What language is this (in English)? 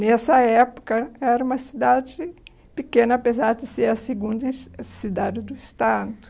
Portuguese